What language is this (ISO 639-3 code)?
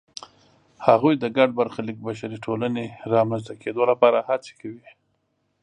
pus